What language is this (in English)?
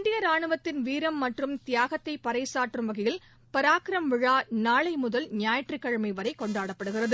Tamil